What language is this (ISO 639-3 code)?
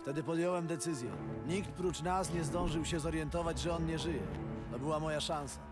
pol